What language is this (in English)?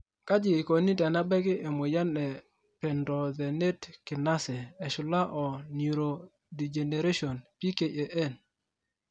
Masai